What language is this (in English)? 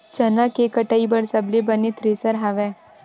Chhattisgarhi